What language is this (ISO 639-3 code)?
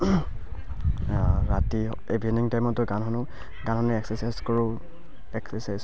asm